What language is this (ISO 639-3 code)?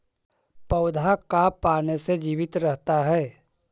mag